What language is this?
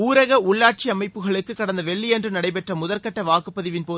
Tamil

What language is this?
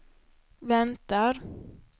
Swedish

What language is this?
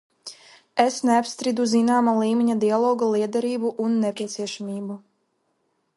Latvian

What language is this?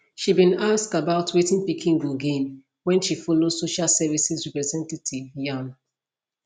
Nigerian Pidgin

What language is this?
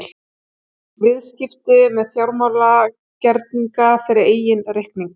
Icelandic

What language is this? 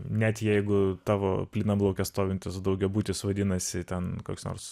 Lithuanian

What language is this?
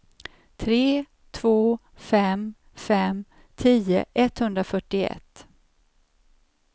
Swedish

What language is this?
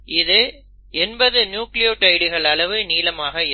Tamil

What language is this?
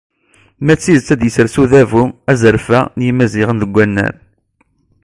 Kabyle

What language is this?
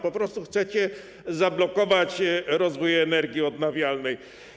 Polish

